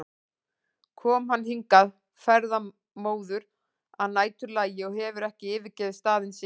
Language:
Icelandic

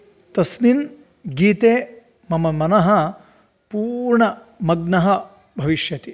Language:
Sanskrit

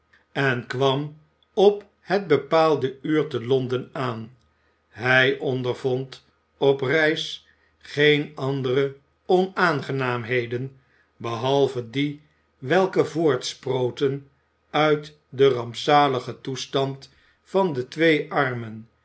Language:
Dutch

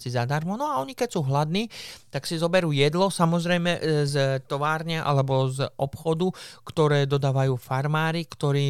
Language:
Slovak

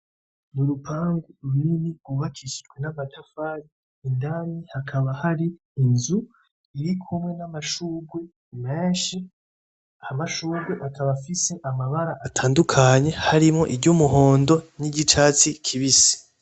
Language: Rundi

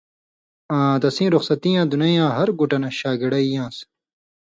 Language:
Indus Kohistani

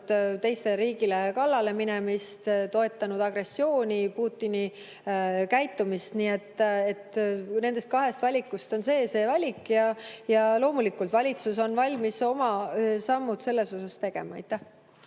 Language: Estonian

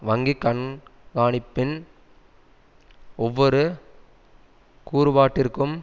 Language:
Tamil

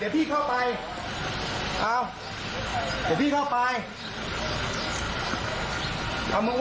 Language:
Thai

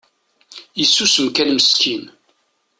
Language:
Kabyle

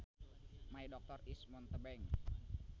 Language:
Sundanese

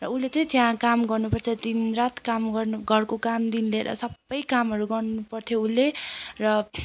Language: Nepali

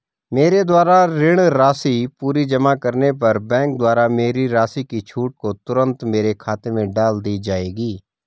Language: Hindi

